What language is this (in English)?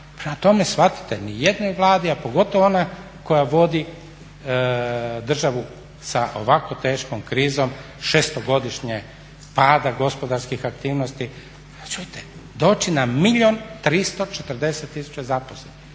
Croatian